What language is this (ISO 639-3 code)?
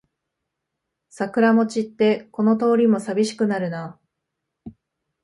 jpn